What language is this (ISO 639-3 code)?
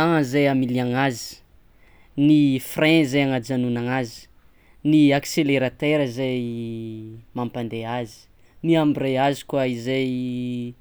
xmw